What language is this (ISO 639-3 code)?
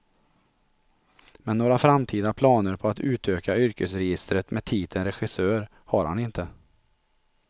swe